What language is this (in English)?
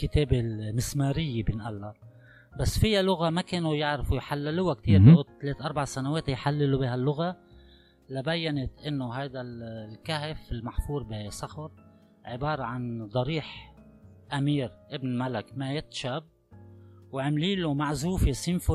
Arabic